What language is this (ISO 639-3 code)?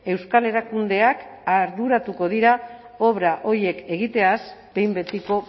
eus